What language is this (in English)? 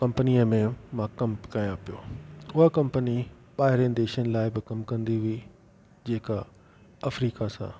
Sindhi